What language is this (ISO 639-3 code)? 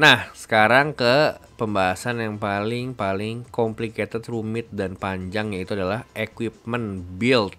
ind